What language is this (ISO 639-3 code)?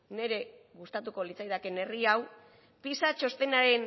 eus